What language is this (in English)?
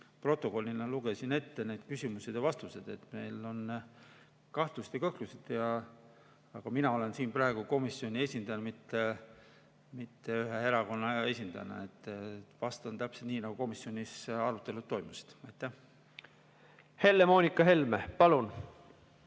Estonian